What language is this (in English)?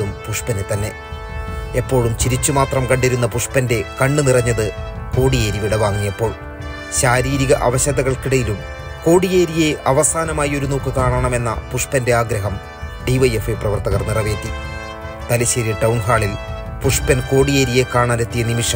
Malayalam